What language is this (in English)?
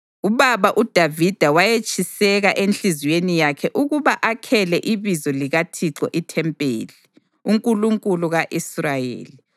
North Ndebele